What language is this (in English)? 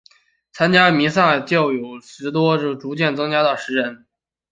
Chinese